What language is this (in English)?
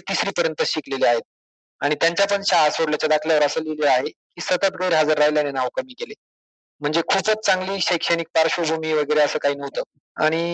Marathi